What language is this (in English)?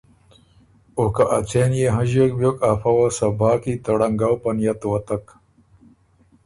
Ormuri